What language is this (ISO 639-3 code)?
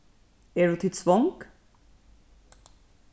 fao